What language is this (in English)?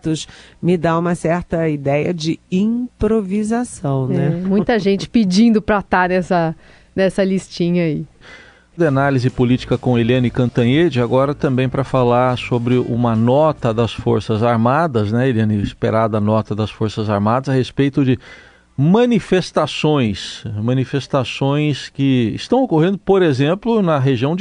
Portuguese